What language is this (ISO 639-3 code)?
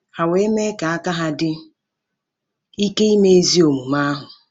ibo